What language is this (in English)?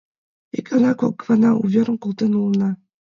Mari